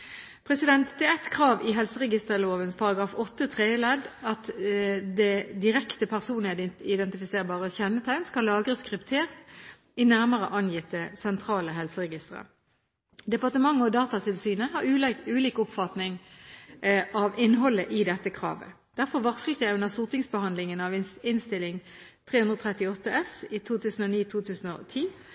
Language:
Norwegian Bokmål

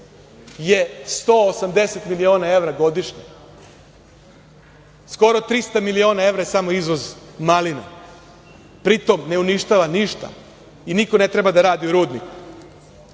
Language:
Serbian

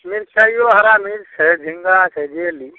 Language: Maithili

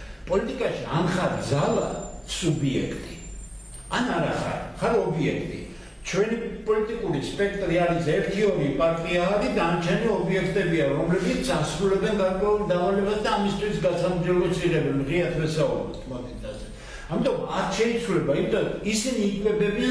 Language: Romanian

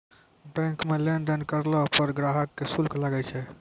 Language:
Maithili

